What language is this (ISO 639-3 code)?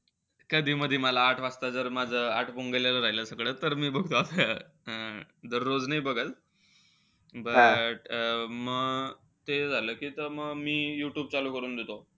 mar